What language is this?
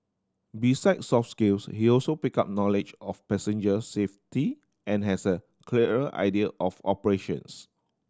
English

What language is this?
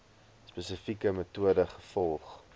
Afrikaans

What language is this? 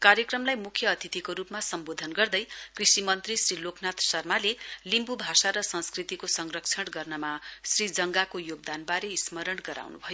Nepali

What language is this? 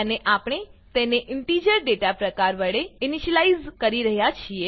Gujarati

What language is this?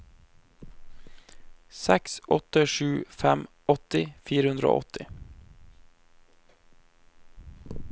Norwegian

